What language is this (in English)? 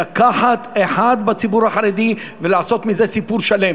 Hebrew